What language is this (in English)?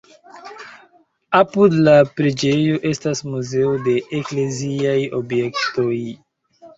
Esperanto